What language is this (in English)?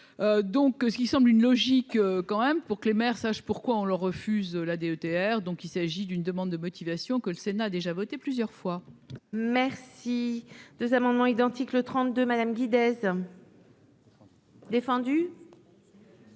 French